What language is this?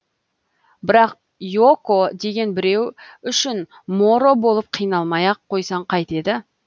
Kazakh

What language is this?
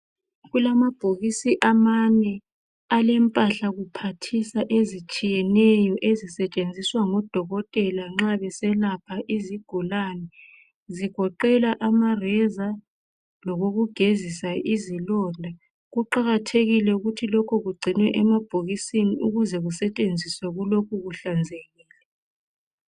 North Ndebele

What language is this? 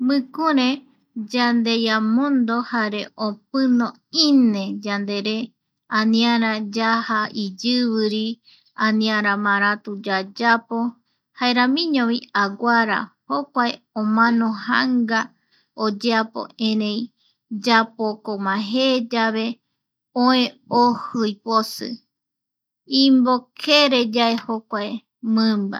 Eastern Bolivian Guaraní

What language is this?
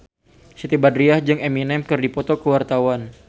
Sundanese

